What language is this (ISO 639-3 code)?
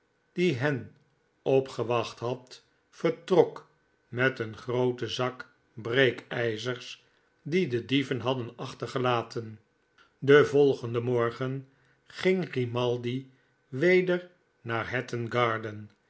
nld